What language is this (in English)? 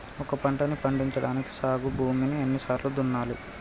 Telugu